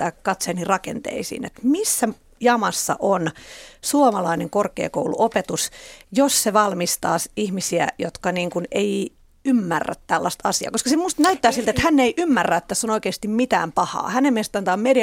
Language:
Finnish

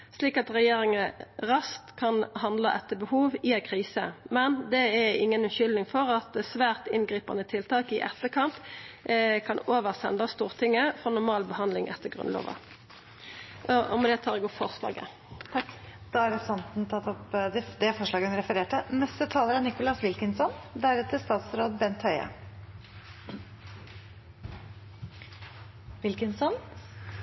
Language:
Norwegian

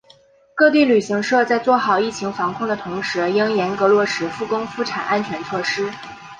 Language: Chinese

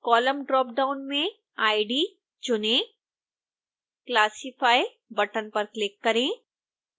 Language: Hindi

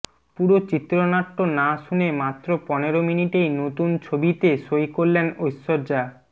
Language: Bangla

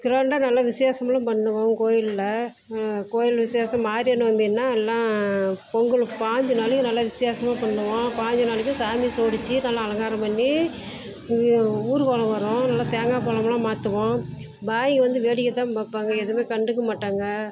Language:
Tamil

